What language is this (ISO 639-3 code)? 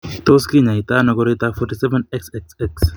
kln